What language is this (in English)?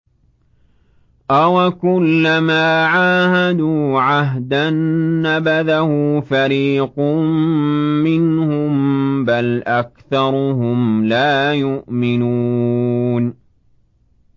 Arabic